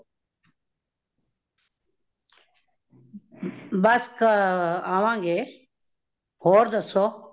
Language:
Punjabi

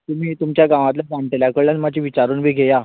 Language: Konkani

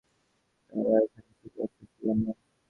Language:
Bangla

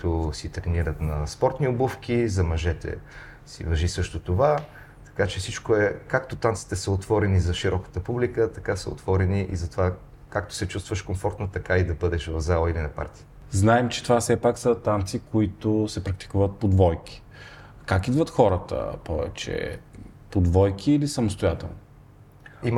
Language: Bulgarian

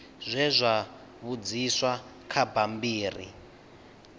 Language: Venda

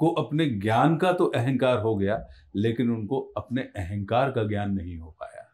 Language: Hindi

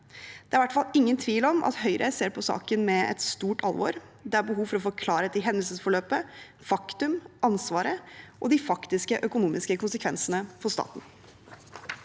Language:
Norwegian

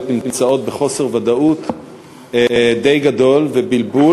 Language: Hebrew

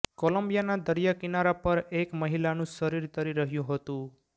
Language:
Gujarati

